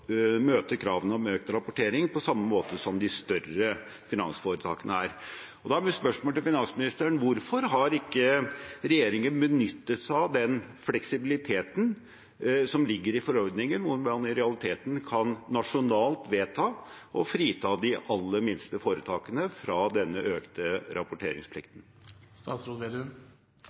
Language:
Norwegian Bokmål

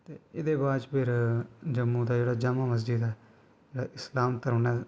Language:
Dogri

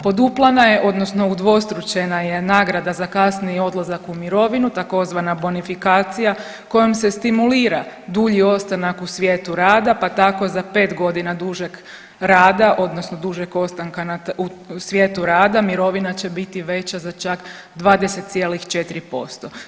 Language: Croatian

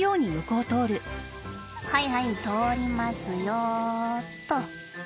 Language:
Japanese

